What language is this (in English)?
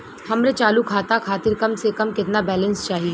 Bhojpuri